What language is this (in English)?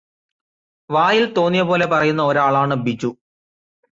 Malayalam